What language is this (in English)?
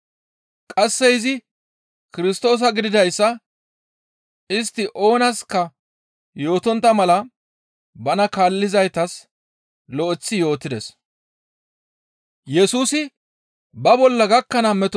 Gamo